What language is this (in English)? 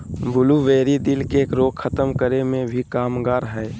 Magahi